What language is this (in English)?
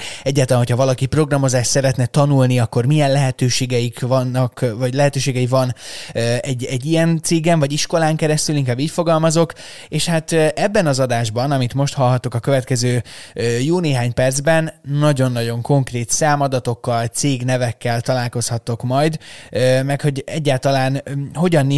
Hungarian